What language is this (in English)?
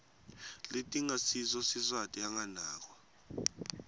Swati